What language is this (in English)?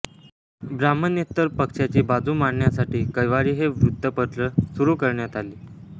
Marathi